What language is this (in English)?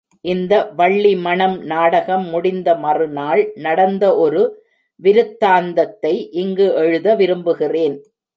Tamil